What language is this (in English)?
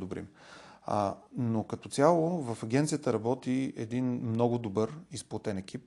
Bulgarian